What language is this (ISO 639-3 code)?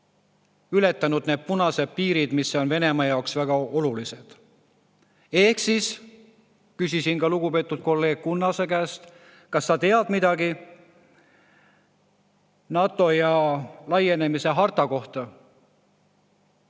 est